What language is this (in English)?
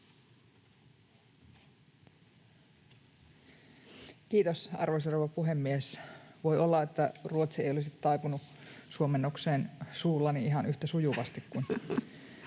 Finnish